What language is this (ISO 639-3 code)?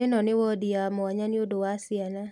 kik